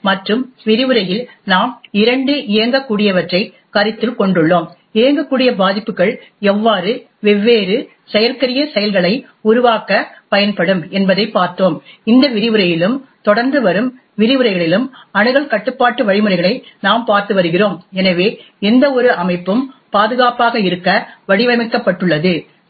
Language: Tamil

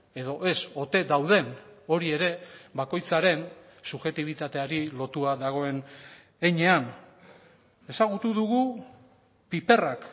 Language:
Basque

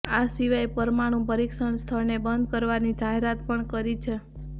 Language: Gujarati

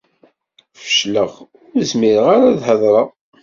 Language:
Kabyle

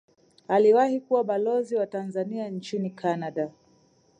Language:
Swahili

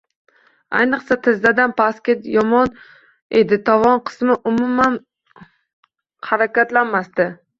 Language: Uzbek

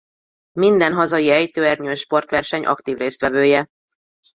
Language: Hungarian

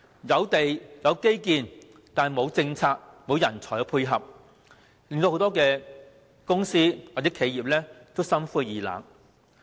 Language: Cantonese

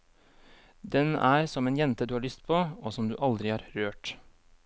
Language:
Norwegian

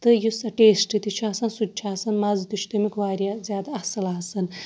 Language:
Kashmiri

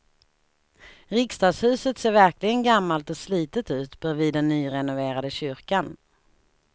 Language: Swedish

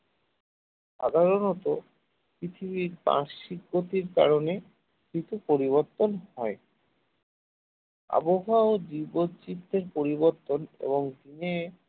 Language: Bangla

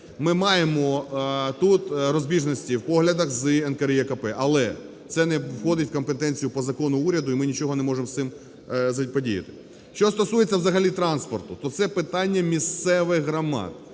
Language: Ukrainian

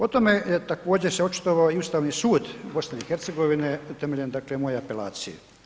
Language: Croatian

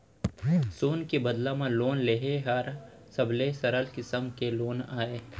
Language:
Chhattisgarhi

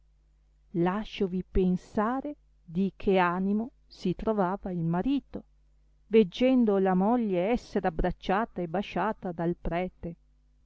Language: Italian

